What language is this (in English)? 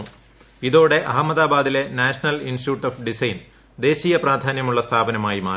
Malayalam